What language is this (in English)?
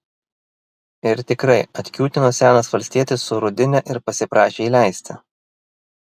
Lithuanian